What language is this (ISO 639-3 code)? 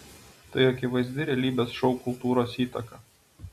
lit